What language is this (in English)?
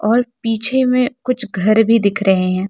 Hindi